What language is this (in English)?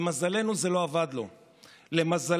Hebrew